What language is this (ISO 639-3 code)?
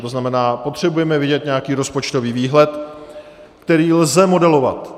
ces